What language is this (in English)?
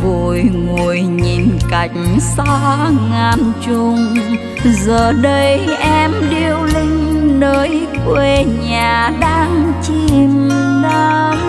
Vietnamese